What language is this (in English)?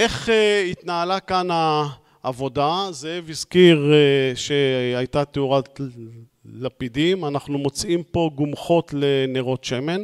Hebrew